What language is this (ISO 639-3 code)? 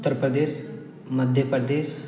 mai